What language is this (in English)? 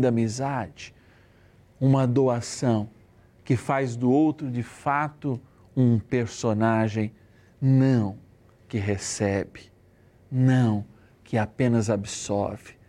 Portuguese